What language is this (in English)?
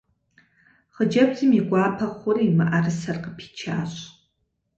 Kabardian